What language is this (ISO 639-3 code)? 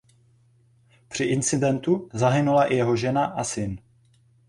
ces